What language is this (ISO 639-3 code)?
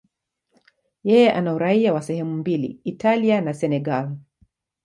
swa